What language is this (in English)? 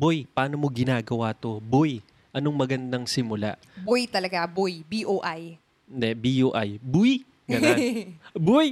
Filipino